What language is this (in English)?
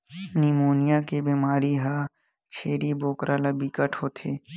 Chhattisgarhi